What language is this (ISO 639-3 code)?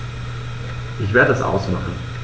deu